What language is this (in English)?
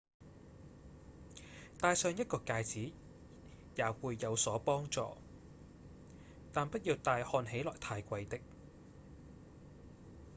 Cantonese